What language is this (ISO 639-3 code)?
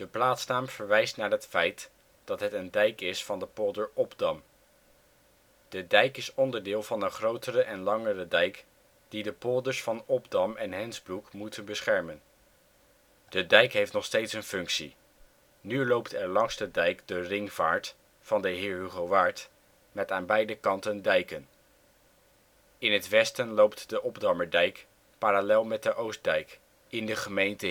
nld